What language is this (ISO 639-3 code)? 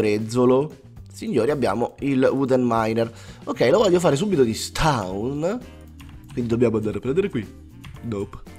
ita